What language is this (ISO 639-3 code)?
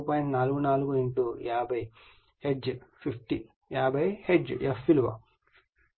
tel